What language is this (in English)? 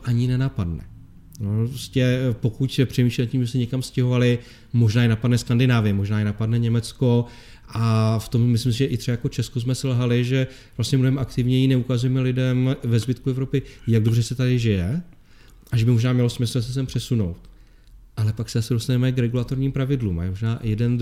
Czech